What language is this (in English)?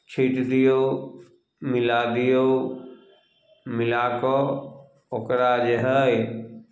Maithili